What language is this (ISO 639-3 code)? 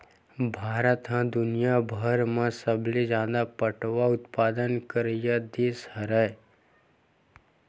hne